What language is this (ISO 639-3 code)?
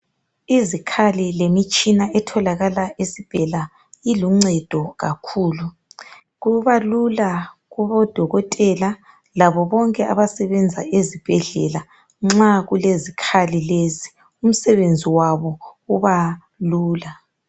nde